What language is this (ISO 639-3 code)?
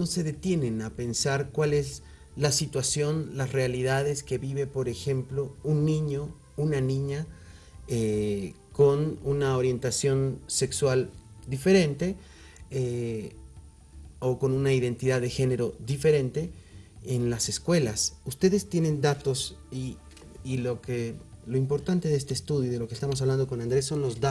spa